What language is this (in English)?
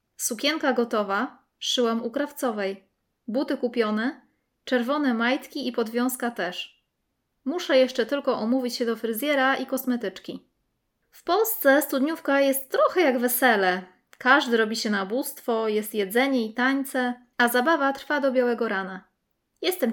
Polish